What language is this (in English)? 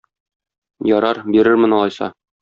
Tatar